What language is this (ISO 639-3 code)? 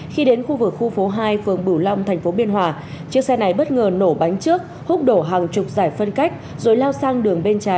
vie